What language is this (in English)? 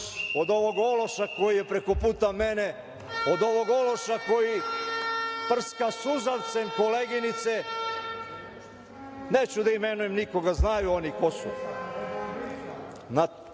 Serbian